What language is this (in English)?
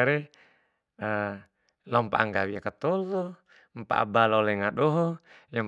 Bima